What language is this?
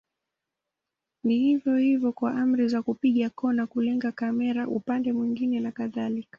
Swahili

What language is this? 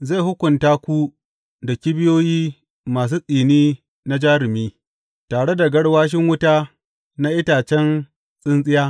Hausa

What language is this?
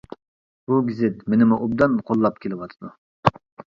Uyghur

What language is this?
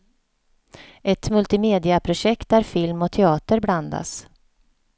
Swedish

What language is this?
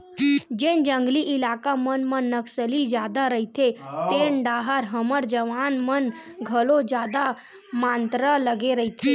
Chhattisgarhi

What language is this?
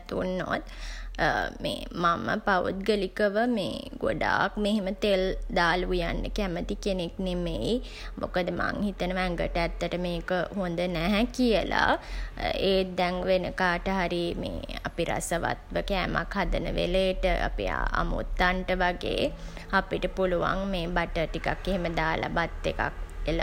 Sinhala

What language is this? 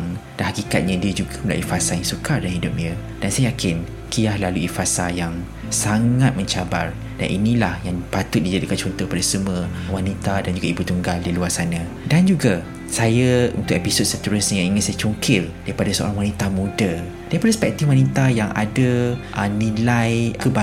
Malay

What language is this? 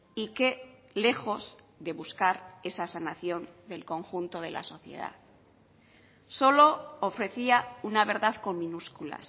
Spanish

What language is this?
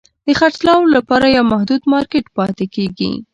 Pashto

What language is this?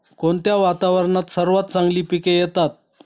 Marathi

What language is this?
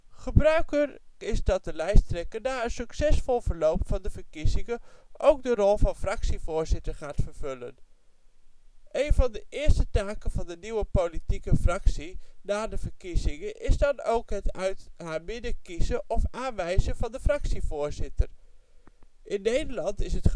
Dutch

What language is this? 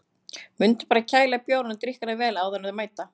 Icelandic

